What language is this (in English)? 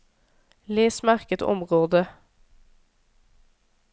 Norwegian